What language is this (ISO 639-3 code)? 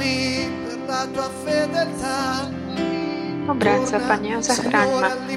slk